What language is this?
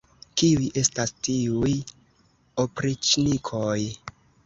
Esperanto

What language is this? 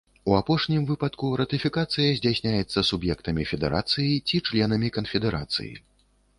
Belarusian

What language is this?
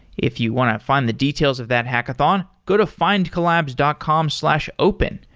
English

